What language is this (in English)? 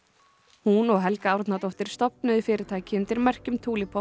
Icelandic